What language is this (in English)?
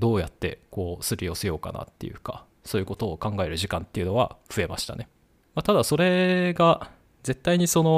Japanese